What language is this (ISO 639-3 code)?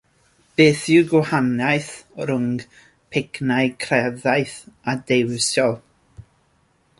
cym